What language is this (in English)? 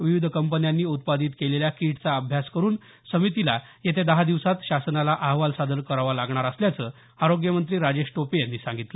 Marathi